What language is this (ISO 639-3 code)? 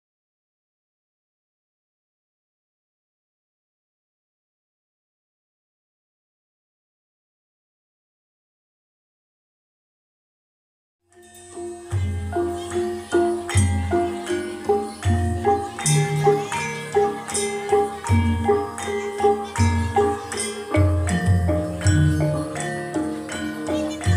eng